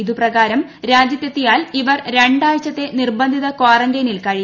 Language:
Malayalam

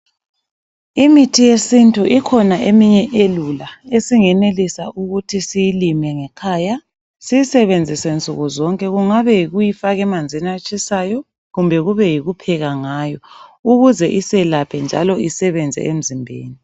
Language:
North Ndebele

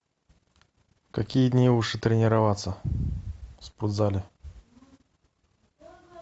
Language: Russian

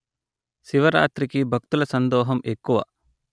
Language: Telugu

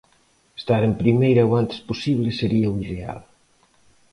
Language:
Galician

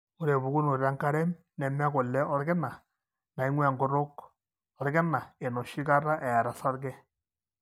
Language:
Masai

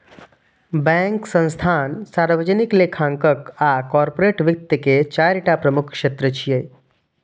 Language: Maithili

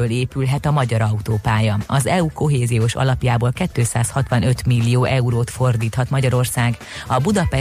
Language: Hungarian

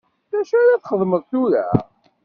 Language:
Kabyle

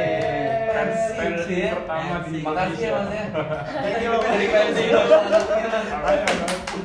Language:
Indonesian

